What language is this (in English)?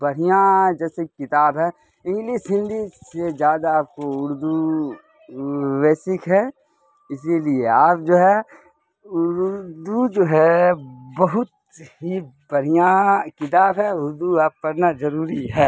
Urdu